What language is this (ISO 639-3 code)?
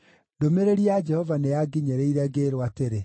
kik